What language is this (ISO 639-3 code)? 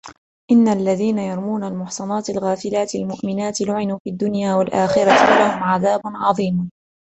ara